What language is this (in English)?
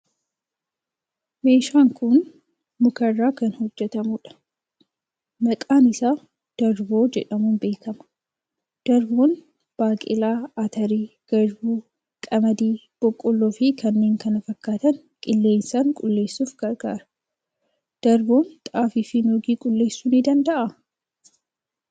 Oromo